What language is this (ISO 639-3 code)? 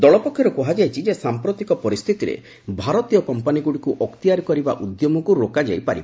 ori